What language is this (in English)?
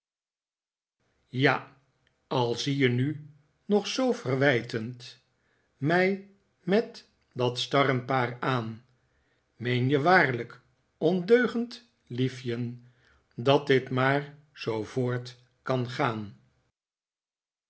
Dutch